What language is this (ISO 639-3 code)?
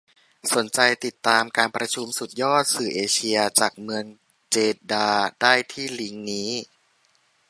tha